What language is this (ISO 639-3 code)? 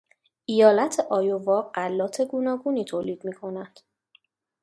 fas